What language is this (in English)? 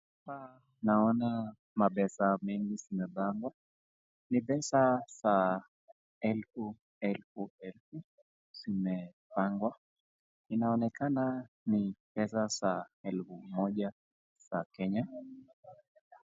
Swahili